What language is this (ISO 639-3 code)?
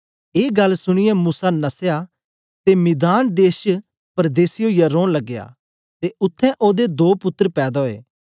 doi